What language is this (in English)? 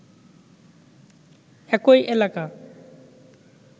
Bangla